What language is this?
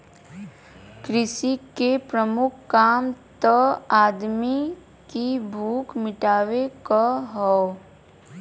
Bhojpuri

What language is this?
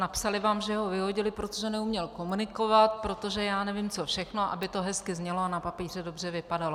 Czech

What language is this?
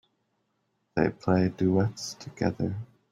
English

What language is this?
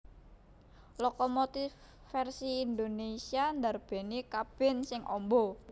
Javanese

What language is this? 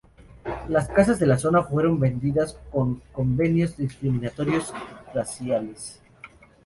Spanish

